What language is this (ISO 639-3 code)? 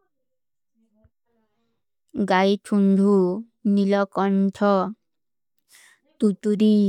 uki